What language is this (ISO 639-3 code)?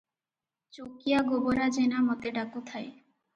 ori